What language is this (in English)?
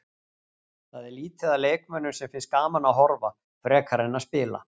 Icelandic